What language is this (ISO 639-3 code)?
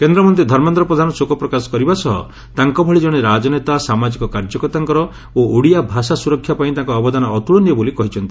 ori